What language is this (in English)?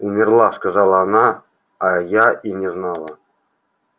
Russian